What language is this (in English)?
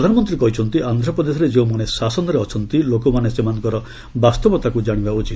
Odia